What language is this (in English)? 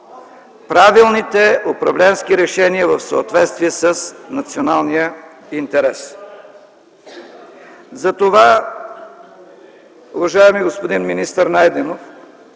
Bulgarian